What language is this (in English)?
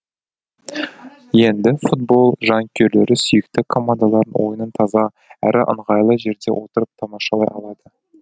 Kazakh